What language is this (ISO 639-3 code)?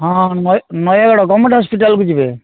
ori